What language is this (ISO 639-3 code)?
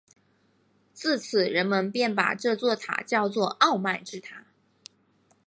zho